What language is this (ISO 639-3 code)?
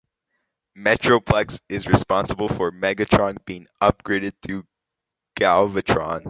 eng